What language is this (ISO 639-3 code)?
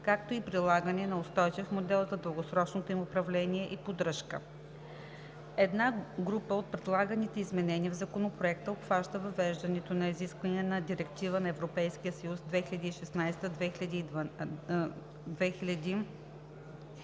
bul